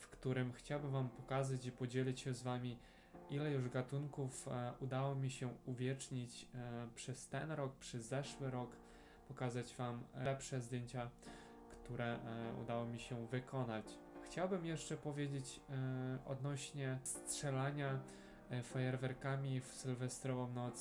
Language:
Polish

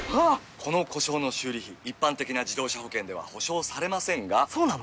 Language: Japanese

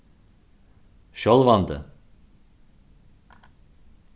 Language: Faroese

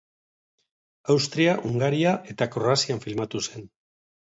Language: Basque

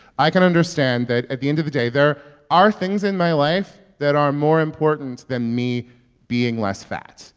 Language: English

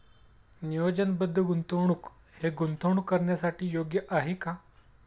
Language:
Marathi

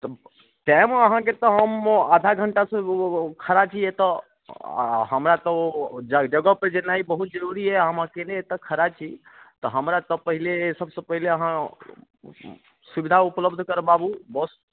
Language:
Maithili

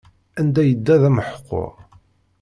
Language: Kabyle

